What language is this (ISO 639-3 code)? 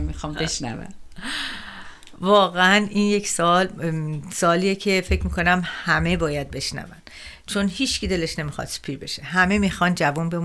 fas